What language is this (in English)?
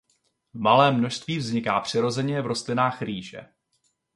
Czech